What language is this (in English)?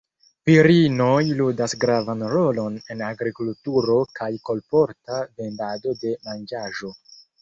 Esperanto